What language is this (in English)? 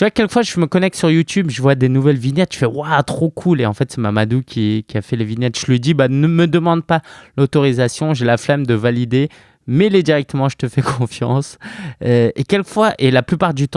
French